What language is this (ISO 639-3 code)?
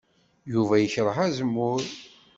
kab